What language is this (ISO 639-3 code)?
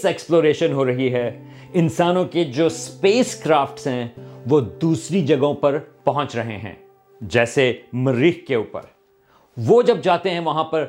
urd